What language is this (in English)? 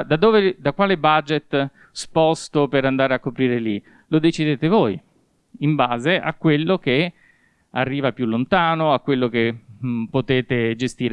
Italian